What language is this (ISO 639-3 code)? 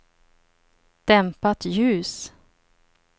swe